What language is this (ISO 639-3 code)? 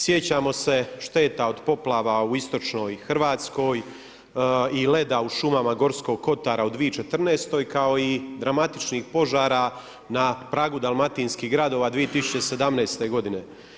hrv